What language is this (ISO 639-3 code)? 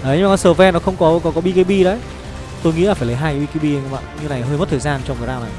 vie